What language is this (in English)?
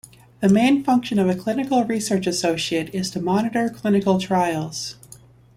English